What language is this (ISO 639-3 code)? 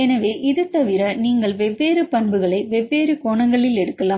tam